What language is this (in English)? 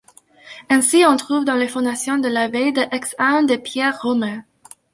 French